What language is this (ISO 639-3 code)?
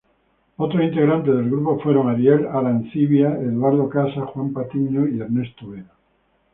spa